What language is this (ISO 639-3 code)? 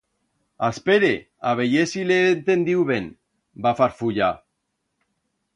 arg